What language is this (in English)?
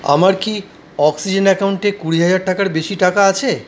Bangla